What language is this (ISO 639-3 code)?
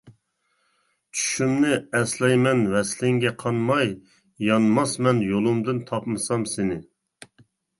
uig